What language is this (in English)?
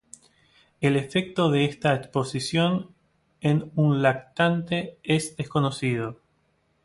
Spanish